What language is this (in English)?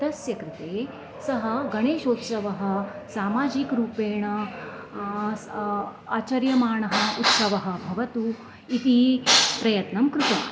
Sanskrit